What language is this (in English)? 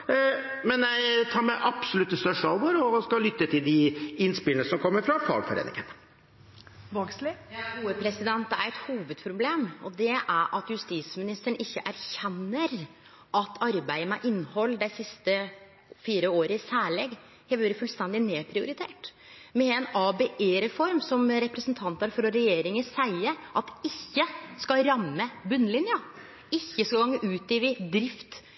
Norwegian